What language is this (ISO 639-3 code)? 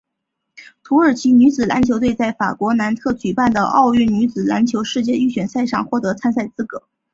zho